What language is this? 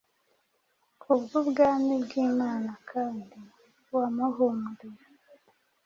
Kinyarwanda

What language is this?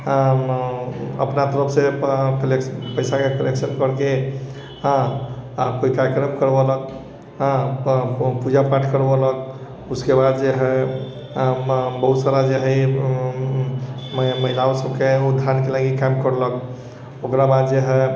Maithili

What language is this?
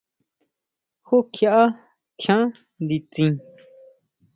Huautla Mazatec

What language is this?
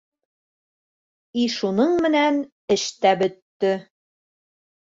Bashkir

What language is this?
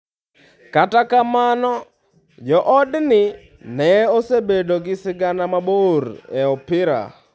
Luo (Kenya and Tanzania)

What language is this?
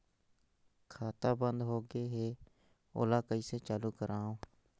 Chhattisgarhi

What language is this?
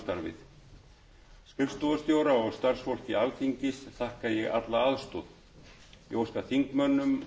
Icelandic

